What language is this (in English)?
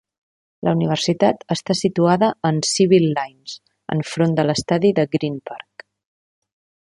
Catalan